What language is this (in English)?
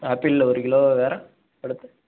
Tamil